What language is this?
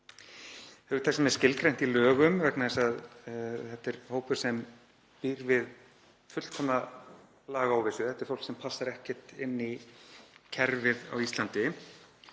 Icelandic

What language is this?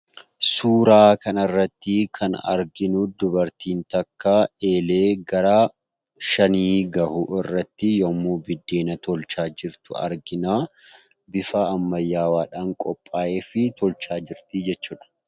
Oromo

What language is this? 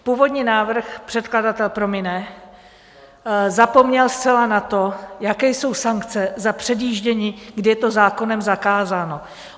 Czech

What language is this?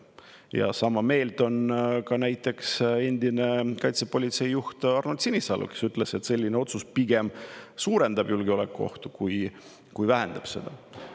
Estonian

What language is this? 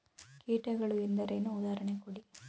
Kannada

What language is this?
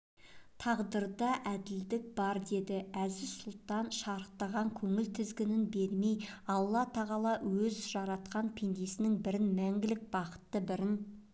Kazakh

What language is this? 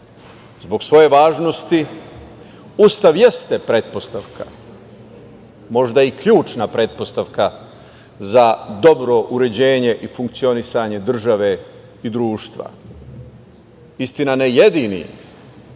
Serbian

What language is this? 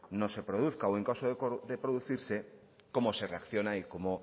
Spanish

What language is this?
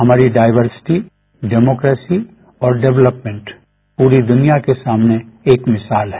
Hindi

